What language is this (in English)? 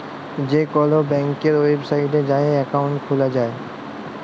Bangla